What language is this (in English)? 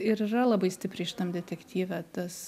Lithuanian